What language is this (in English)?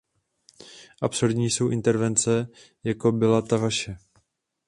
Czech